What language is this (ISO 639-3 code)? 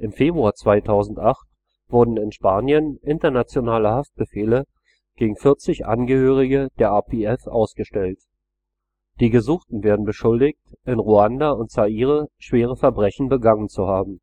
deu